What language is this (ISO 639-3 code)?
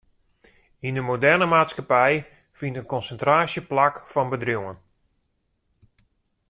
fry